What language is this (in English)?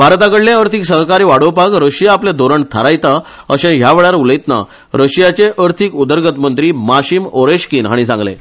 Konkani